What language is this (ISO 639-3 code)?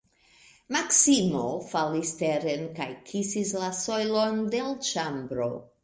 epo